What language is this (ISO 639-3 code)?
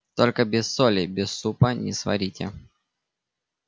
rus